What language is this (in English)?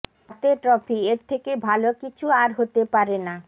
Bangla